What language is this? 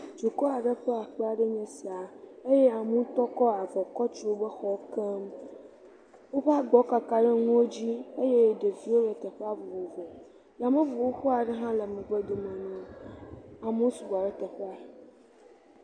Ewe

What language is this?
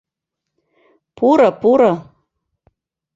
Mari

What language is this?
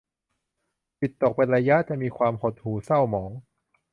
Thai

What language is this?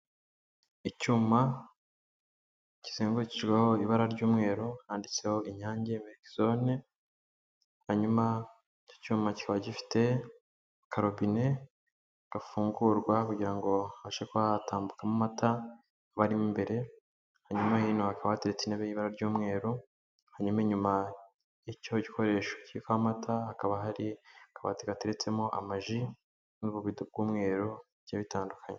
Kinyarwanda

